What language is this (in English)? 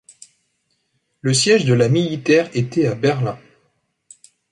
French